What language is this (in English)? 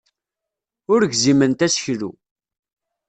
Kabyle